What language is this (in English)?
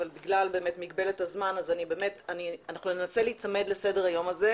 Hebrew